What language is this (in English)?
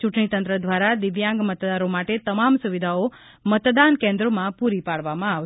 Gujarati